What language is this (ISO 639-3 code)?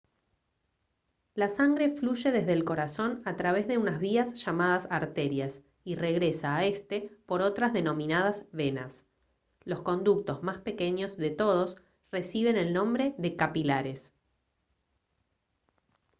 spa